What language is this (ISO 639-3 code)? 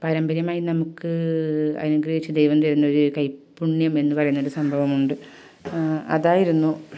mal